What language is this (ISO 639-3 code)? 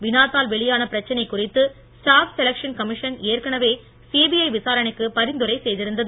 tam